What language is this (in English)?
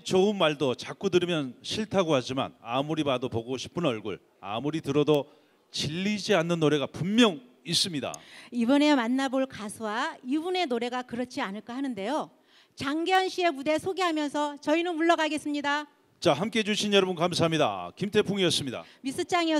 Korean